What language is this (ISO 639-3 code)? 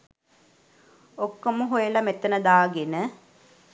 sin